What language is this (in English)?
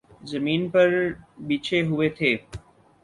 Urdu